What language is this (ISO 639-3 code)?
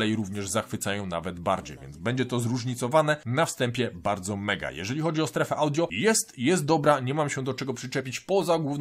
pol